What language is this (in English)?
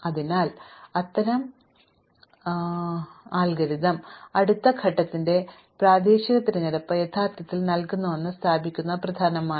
Malayalam